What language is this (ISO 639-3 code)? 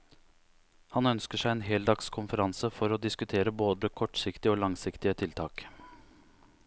nor